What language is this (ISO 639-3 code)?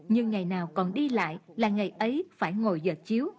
vie